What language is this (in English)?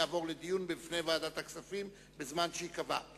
Hebrew